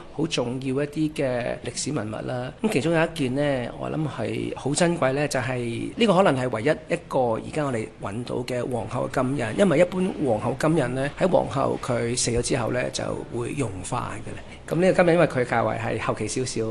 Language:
Chinese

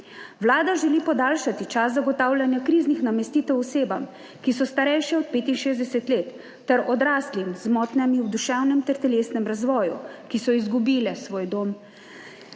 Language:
Slovenian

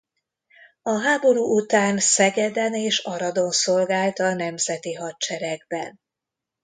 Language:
Hungarian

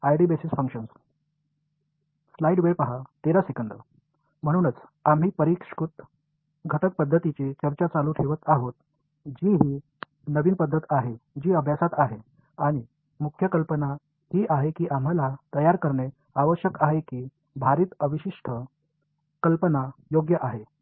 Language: Marathi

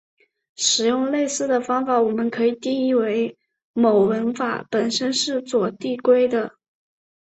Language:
Chinese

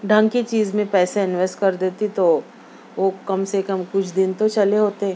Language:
Urdu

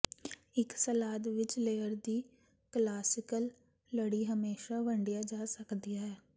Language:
Punjabi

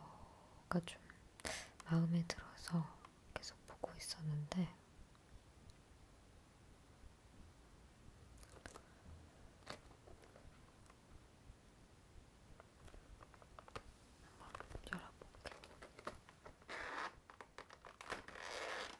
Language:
Korean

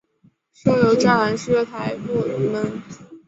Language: Chinese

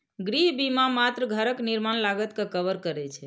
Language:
Maithili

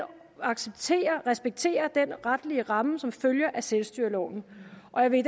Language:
Danish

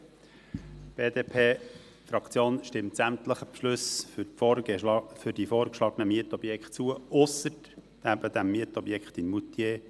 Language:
Swiss German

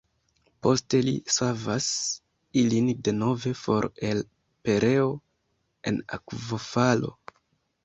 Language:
Esperanto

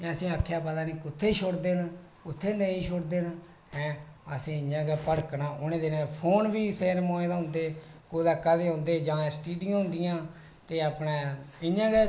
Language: Dogri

